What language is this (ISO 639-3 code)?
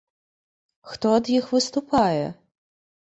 bel